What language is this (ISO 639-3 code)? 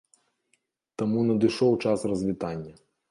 bel